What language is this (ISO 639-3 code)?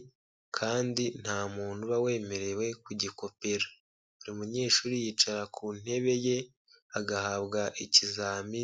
kin